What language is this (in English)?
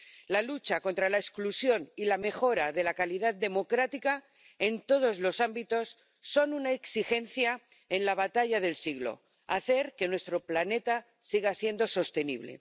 Spanish